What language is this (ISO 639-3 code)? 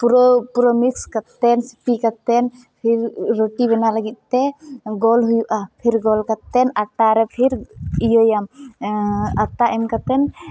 sat